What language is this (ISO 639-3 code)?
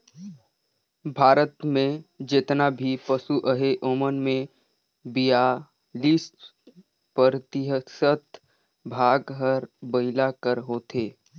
hne